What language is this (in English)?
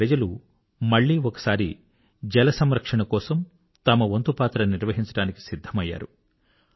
Telugu